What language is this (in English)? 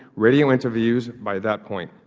English